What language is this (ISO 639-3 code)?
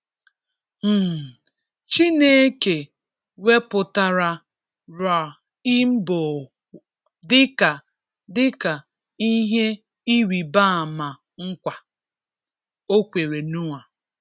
ibo